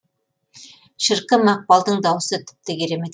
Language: Kazakh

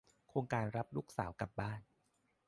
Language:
Thai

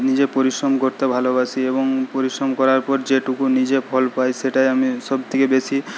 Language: Bangla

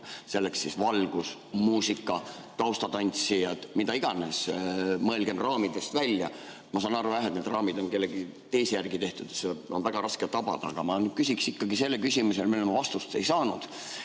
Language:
Estonian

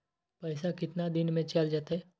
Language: Magahi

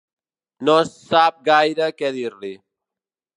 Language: Catalan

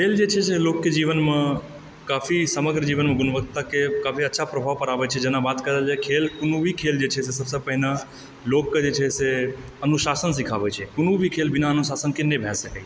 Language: Maithili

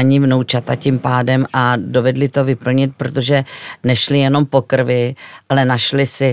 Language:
Czech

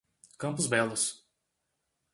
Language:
Portuguese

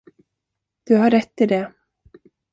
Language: Swedish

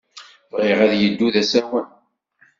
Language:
Kabyle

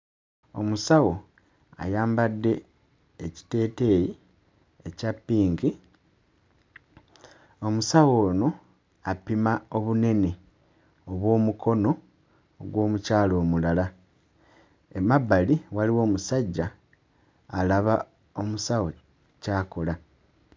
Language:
Ganda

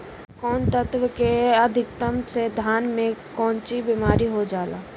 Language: Bhojpuri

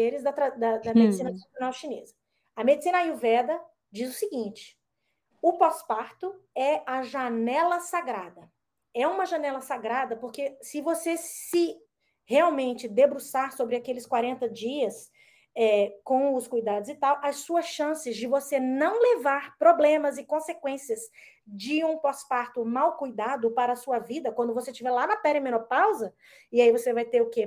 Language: Portuguese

